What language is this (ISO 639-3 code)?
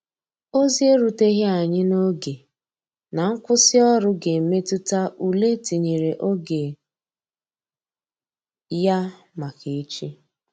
ibo